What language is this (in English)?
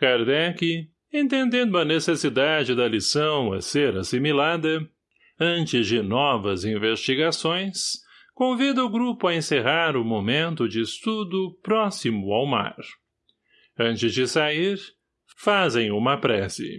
Portuguese